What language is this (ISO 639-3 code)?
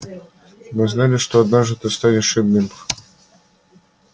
rus